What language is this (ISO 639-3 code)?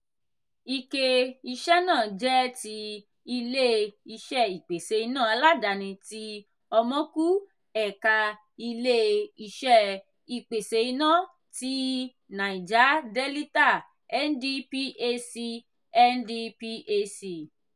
yor